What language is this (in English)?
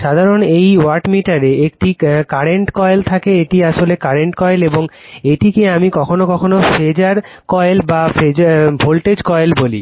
Bangla